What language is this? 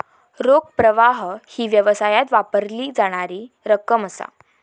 Marathi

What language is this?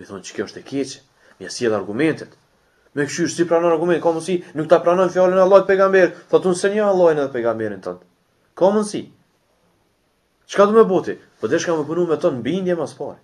Romanian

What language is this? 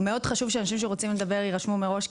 Hebrew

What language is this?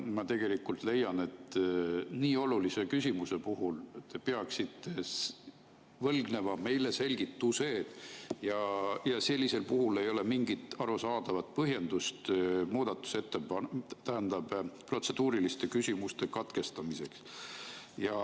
Estonian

